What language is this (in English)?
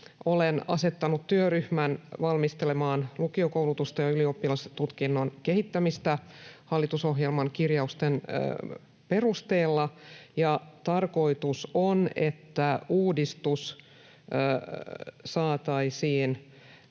Finnish